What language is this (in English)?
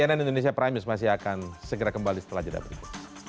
Indonesian